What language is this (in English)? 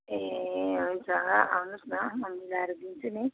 Nepali